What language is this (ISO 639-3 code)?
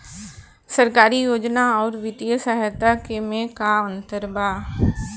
bho